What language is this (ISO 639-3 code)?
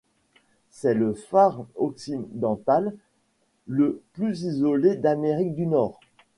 fra